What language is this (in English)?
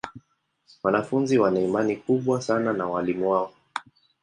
Swahili